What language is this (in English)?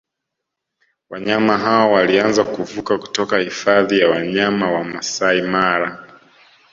Swahili